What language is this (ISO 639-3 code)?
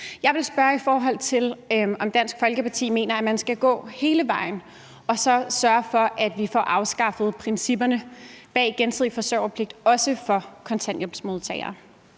dan